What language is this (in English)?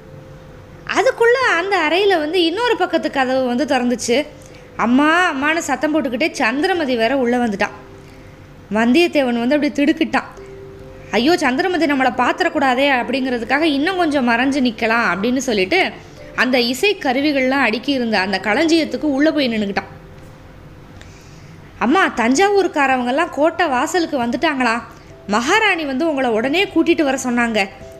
Tamil